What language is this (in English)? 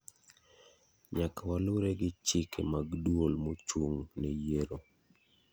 Luo (Kenya and Tanzania)